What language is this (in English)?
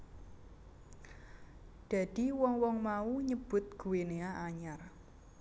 Javanese